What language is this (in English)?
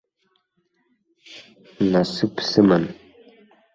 Abkhazian